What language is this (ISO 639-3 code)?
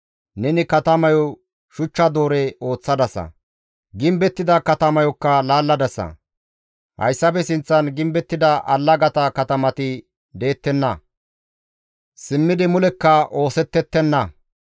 gmv